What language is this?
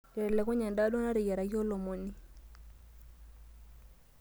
Masai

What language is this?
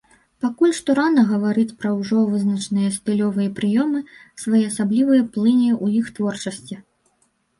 Belarusian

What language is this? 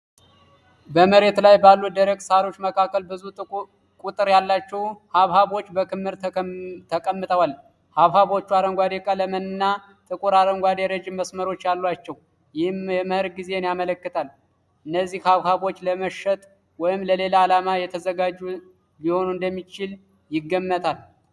Amharic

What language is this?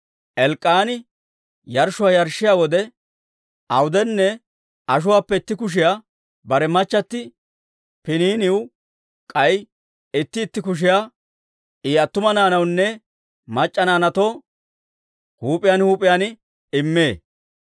Dawro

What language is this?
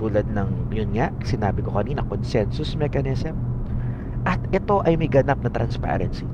Filipino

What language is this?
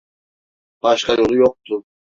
Turkish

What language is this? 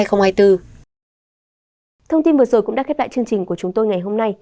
Vietnamese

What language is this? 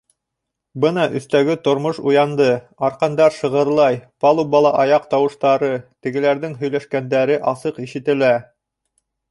Bashkir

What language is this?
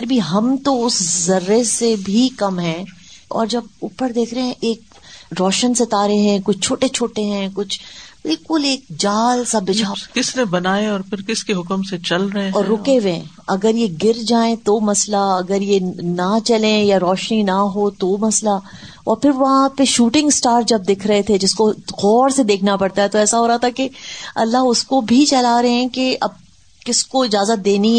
Urdu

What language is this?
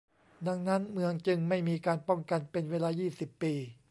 Thai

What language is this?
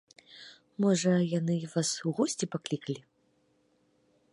Belarusian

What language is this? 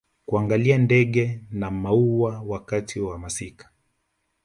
Swahili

